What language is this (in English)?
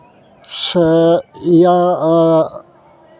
Santali